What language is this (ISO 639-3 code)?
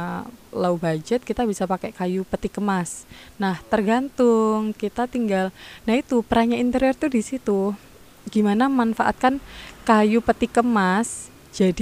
ind